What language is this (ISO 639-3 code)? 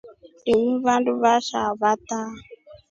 rof